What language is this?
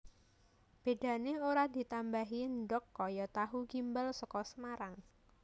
Javanese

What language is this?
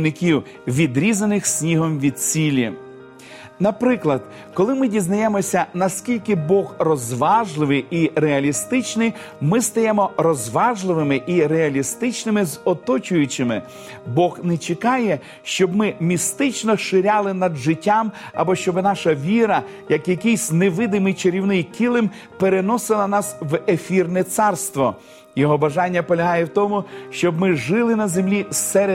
Ukrainian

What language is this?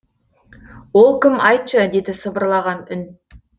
Kazakh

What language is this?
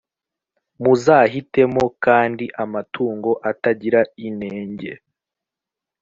Kinyarwanda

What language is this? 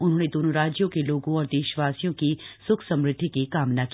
Hindi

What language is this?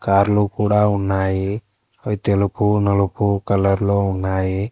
Telugu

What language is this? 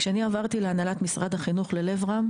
Hebrew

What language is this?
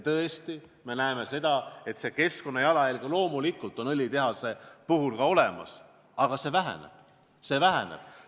Estonian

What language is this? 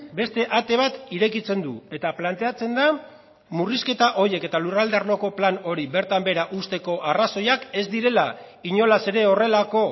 Basque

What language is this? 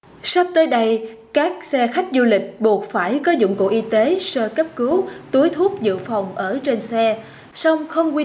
Vietnamese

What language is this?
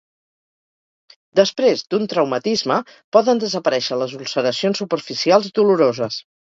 Catalan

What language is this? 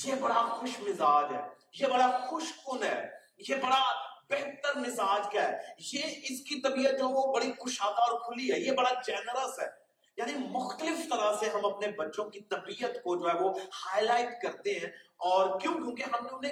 Urdu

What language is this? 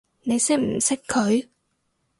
Cantonese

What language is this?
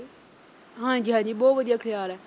Punjabi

